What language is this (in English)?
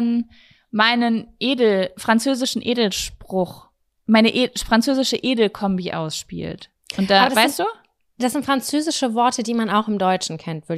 German